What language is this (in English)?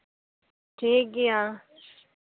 Santali